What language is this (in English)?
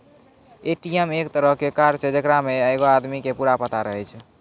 Maithili